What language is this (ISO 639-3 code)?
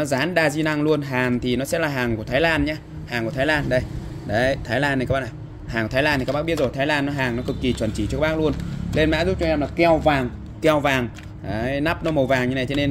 vie